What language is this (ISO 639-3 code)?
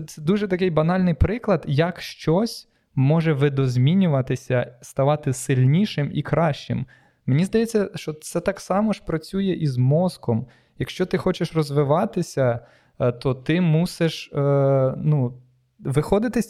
ukr